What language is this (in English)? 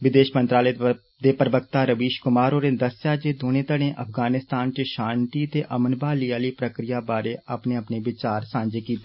Dogri